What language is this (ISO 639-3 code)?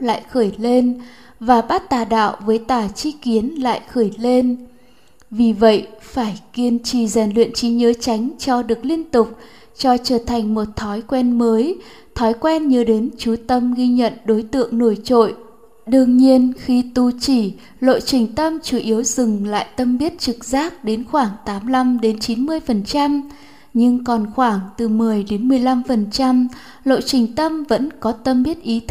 vie